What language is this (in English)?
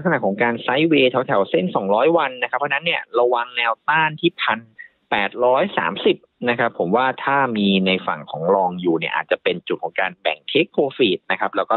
Thai